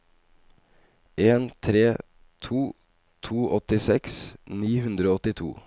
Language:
Norwegian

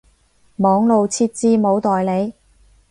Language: Cantonese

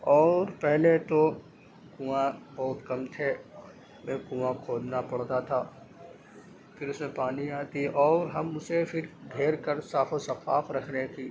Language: Urdu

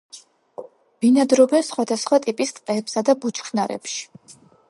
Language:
Georgian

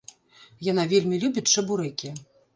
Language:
Belarusian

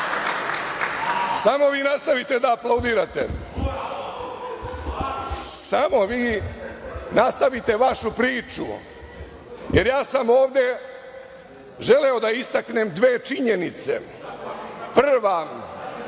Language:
Serbian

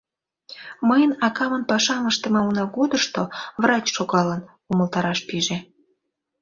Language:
Mari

